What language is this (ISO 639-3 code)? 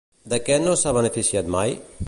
cat